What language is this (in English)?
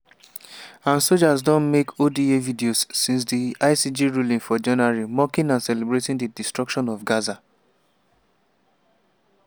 Nigerian Pidgin